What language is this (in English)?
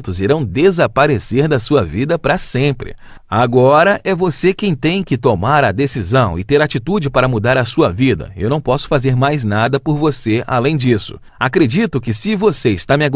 Portuguese